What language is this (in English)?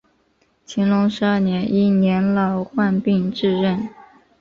Chinese